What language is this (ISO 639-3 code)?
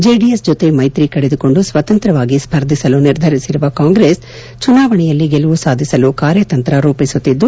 kan